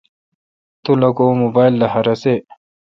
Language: Kalkoti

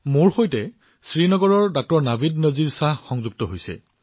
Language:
Assamese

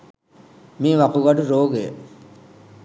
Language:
Sinhala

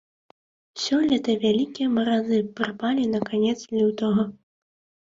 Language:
Belarusian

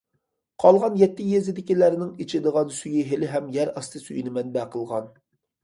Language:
Uyghur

